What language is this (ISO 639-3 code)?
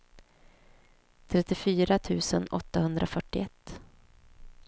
swe